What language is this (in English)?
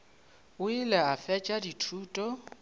Northern Sotho